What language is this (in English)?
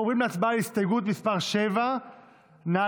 Hebrew